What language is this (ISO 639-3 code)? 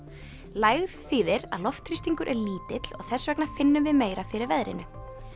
isl